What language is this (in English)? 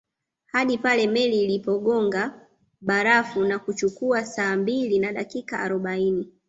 Swahili